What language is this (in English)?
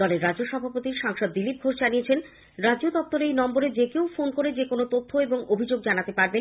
Bangla